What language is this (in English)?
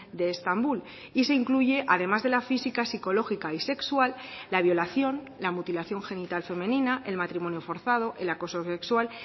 Spanish